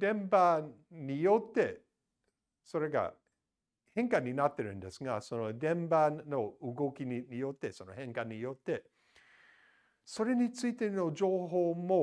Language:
Japanese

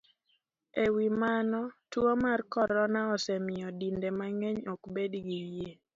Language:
Luo (Kenya and Tanzania)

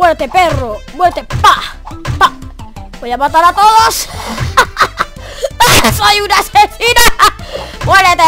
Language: Spanish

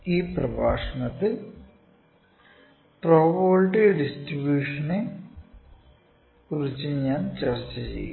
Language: Malayalam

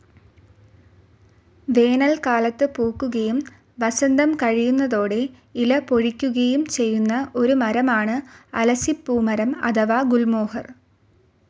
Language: Malayalam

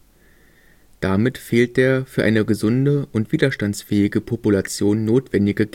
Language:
German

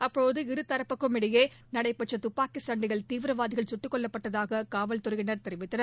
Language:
Tamil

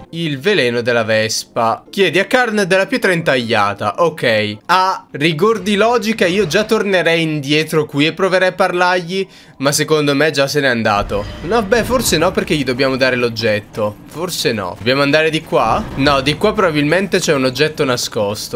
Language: Italian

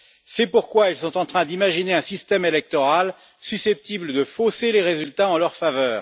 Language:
French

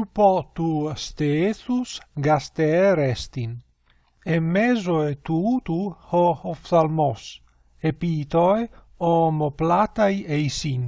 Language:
Greek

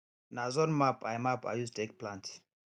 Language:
Nigerian Pidgin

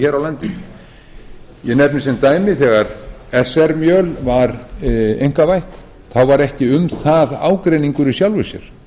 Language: Icelandic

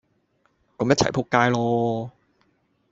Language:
Cantonese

